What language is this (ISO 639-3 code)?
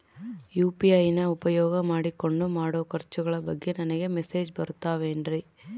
kan